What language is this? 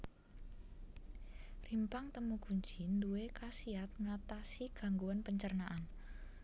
Javanese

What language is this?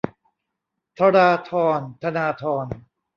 Thai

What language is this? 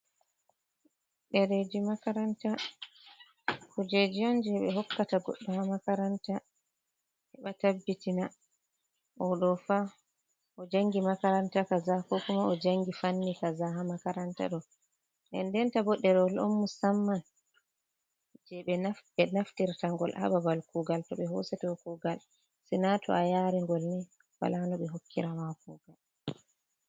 Fula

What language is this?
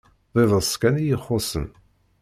Kabyle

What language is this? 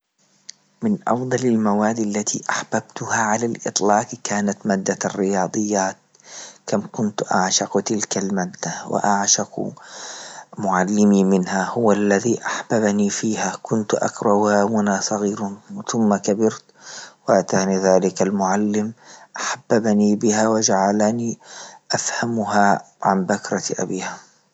Libyan Arabic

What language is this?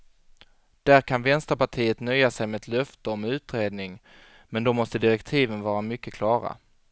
Swedish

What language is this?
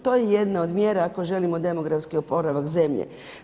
Croatian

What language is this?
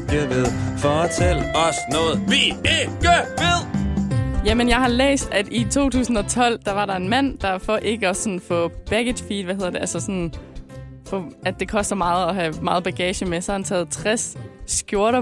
Danish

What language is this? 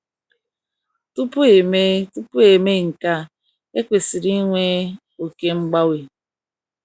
Igbo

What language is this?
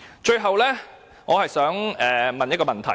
Cantonese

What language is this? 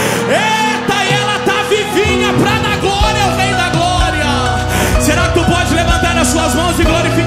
Portuguese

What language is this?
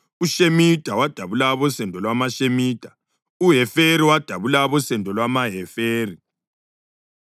North Ndebele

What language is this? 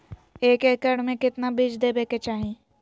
Magahi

